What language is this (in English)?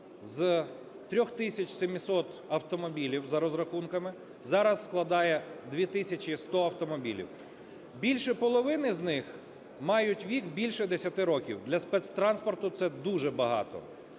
Ukrainian